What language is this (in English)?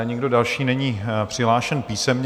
Czech